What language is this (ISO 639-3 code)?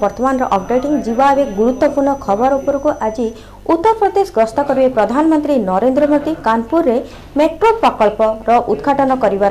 hin